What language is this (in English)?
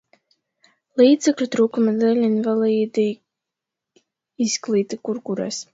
Latvian